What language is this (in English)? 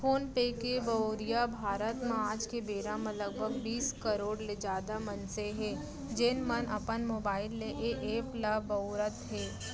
Chhattisgarhi